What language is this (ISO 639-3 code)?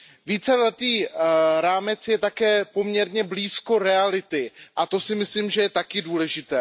ces